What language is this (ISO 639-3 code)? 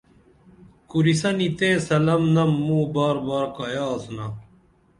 dml